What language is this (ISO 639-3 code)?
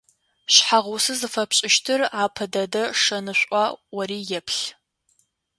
ady